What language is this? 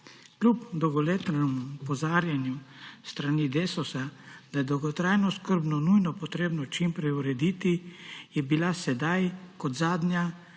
Slovenian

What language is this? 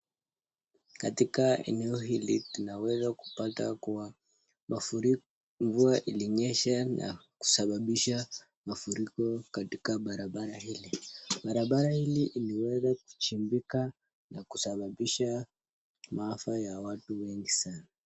Swahili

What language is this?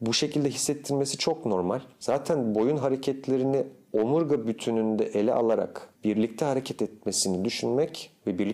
Turkish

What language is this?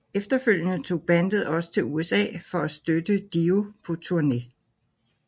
Danish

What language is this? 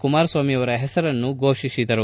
Kannada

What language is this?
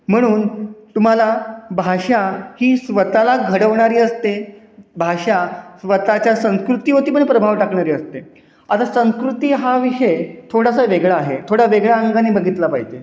Marathi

